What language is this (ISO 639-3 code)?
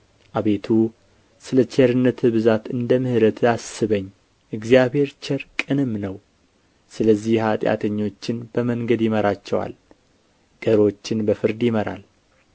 amh